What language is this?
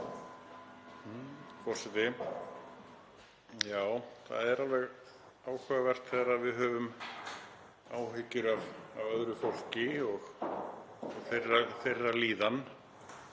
Icelandic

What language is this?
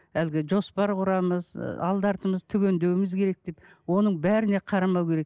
Kazakh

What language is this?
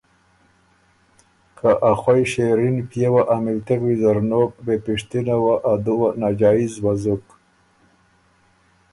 Ormuri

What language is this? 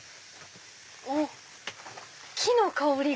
Japanese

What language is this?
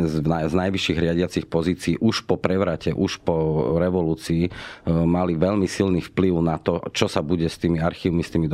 Slovak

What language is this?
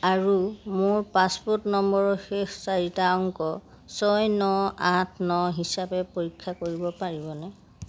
Assamese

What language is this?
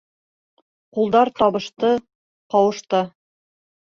Bashkir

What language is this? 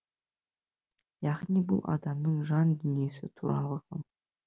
Kazakh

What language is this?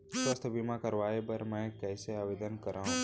Chhattisgarhi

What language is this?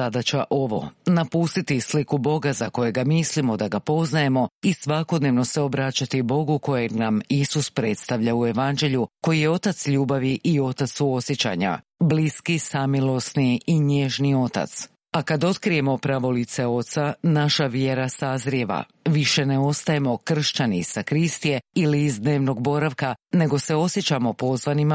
Croatian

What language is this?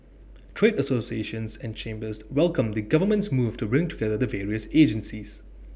English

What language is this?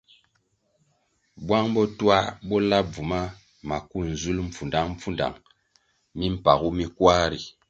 Kwasio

